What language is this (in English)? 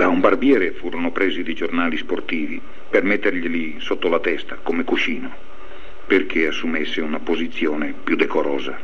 Italian